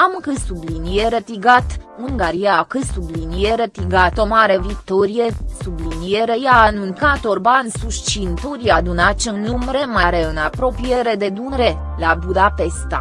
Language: Romanian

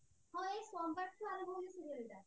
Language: Odia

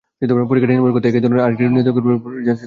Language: Bangla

